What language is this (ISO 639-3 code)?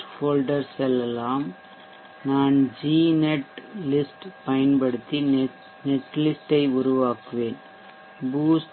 tam